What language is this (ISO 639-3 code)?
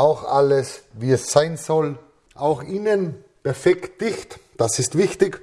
deu